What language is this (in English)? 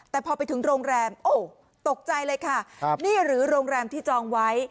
Thai